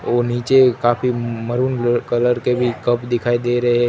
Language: Hindi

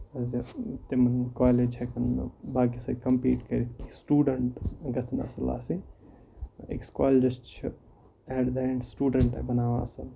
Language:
Kashmiri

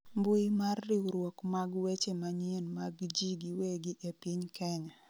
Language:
Luo (Kenya and Tanzania)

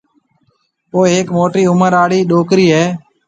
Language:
Marwari (Pakistan)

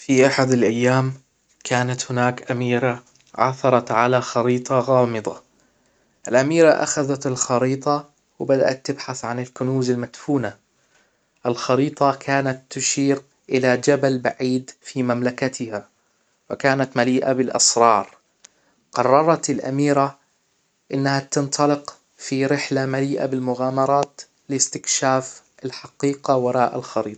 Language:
Hijazi Arabic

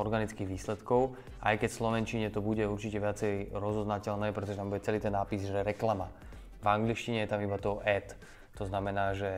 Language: Slovak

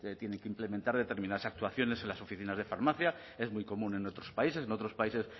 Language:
Spanish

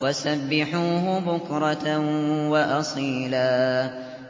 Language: Arabic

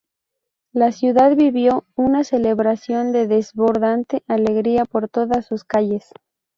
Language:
Spanish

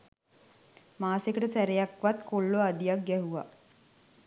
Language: Sinhala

